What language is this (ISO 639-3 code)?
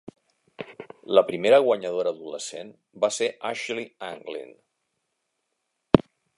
cat